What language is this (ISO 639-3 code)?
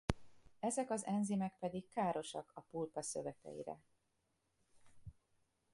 hun